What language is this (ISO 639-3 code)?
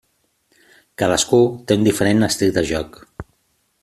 cat